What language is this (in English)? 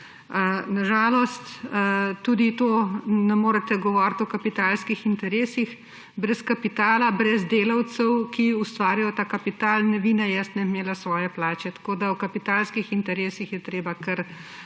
Slovenian